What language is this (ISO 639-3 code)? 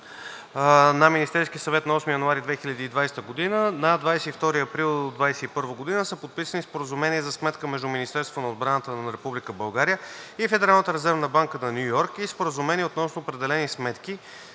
bul